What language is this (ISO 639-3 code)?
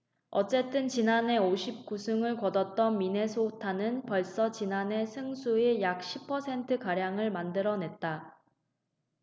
kor